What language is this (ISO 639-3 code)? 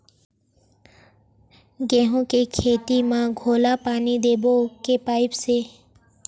hne